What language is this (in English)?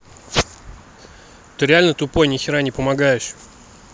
Russian